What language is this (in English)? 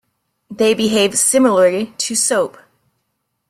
English